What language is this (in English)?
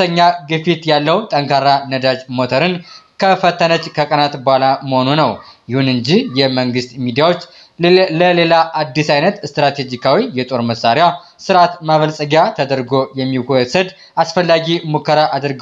Arabic